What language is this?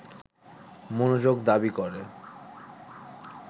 Bangla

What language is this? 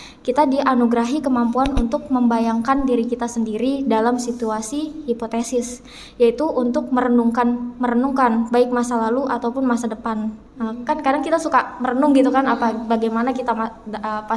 Indonesian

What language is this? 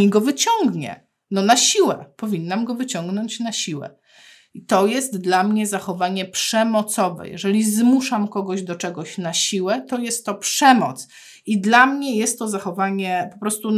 Polish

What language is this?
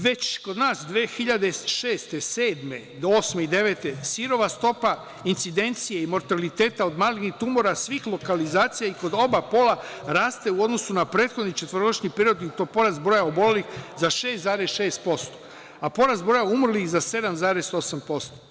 Serbian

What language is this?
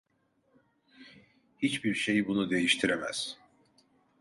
Turkish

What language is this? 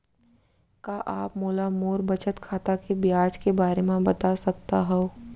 Chhattisgarhi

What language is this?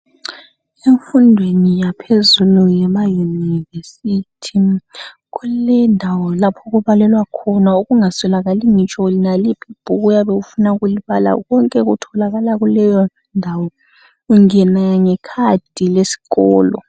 North Ndebele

